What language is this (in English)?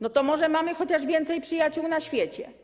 Polish